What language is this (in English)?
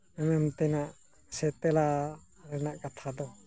Santali